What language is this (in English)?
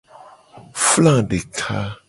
Gen